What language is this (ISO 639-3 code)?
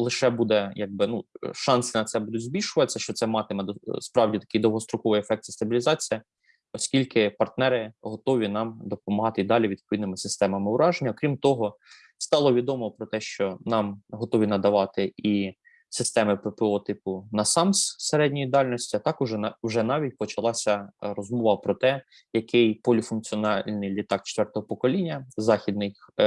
ukr